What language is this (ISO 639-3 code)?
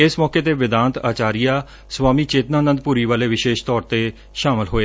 pan